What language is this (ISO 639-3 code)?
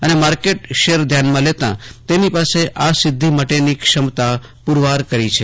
guj